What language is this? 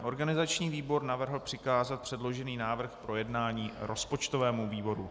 Czech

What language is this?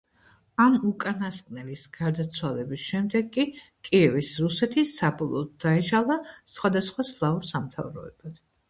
Georgian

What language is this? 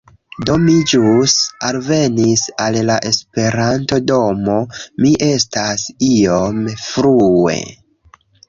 Esperanto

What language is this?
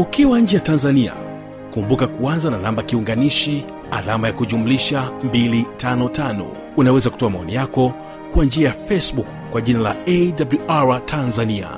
Swahili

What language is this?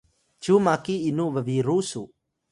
Atayal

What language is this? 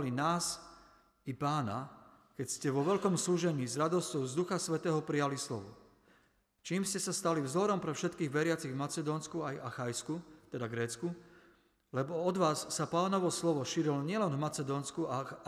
Slovak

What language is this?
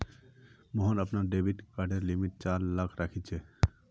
Magahi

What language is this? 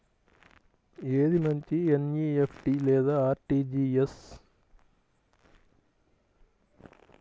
Telugu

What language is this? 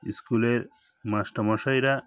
Bangla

